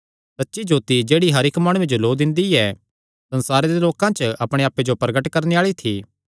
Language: Kangri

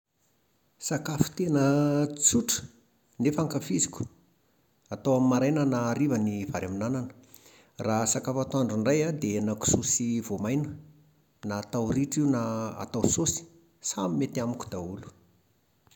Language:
Malagasy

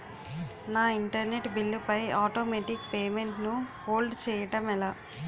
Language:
Telugu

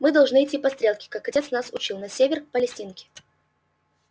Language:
Russian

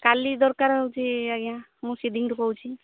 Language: Odia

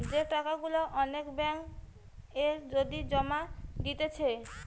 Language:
Bangla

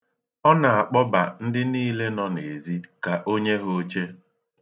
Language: Igbo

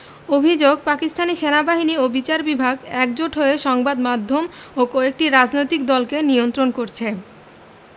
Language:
Bangla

